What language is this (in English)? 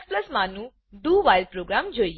Gujarati